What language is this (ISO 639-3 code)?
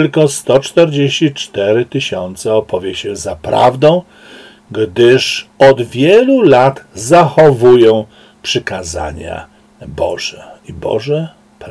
pol